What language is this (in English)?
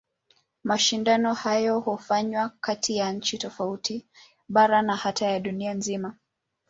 Swahili